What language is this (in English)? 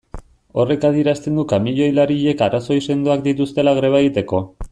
Basque